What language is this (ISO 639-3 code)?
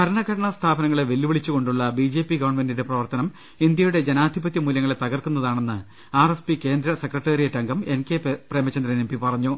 mal